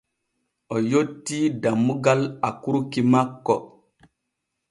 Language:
Borgu Fulfulde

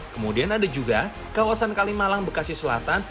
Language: Indonesian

